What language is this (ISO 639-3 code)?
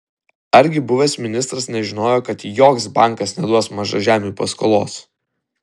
lit